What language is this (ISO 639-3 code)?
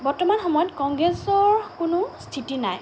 asm